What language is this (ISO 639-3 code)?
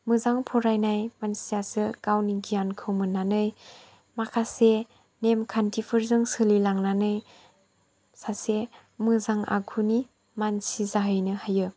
brx